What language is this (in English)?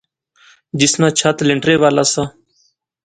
Pahari-Potwari